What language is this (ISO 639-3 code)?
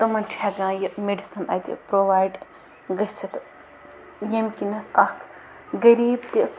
kas